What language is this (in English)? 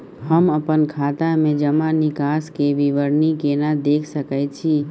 Maithili